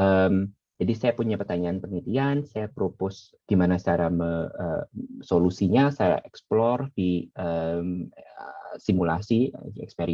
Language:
Indonesian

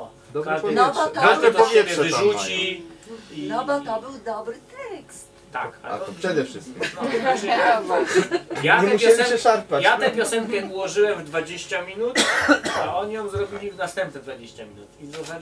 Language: Polish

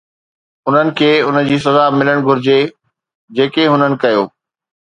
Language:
Sindhi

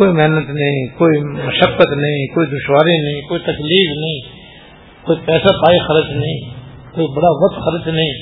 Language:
Urdu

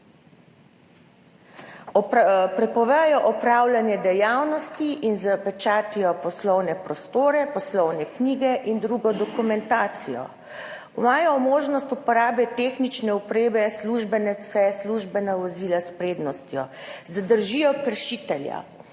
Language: Slovenian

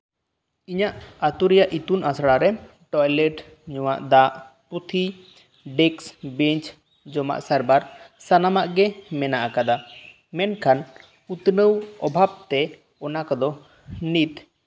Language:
Santali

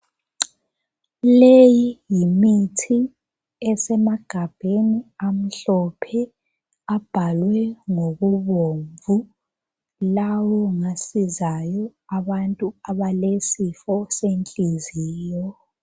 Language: North Ndebele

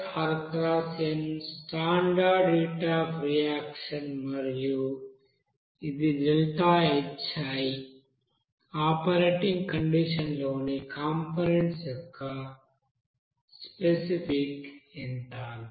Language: Telugu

